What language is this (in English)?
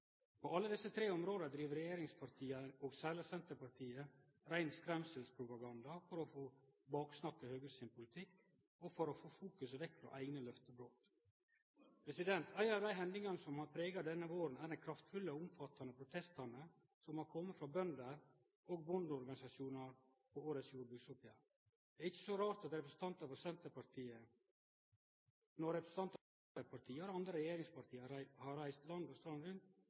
Norwegian Nynorsk